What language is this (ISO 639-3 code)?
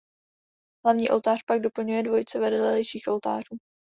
ces